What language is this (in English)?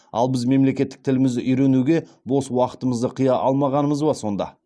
Kazakh